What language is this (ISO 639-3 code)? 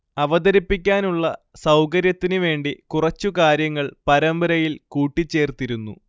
mal